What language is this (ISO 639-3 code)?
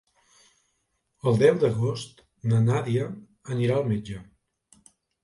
cat